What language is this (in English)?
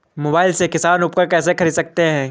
Hindi